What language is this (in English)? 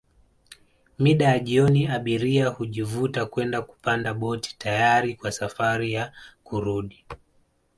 Swahili